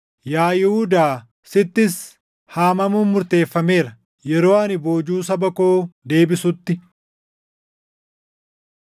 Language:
Oromo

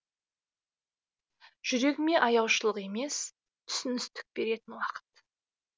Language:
Kazakh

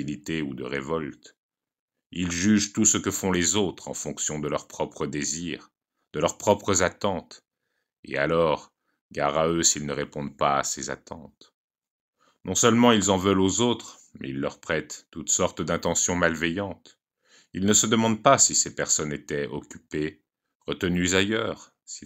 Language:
French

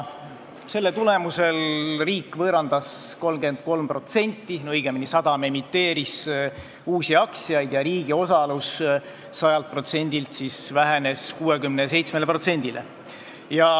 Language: Estonian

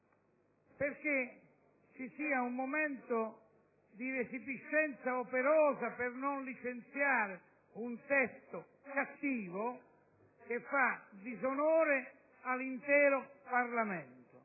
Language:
Italian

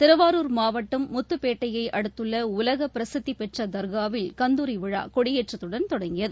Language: Tamil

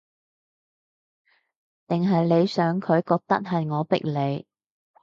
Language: Cantonese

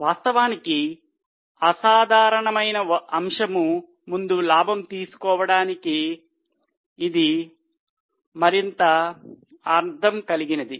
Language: Telugu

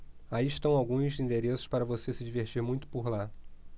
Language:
Portuguese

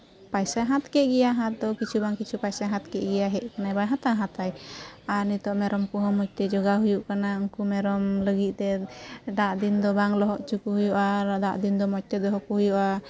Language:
Santali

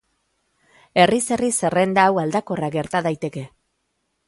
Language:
Basque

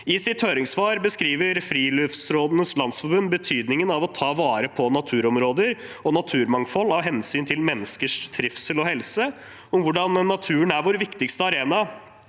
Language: Norwegian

